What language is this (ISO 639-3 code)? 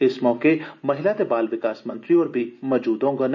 doi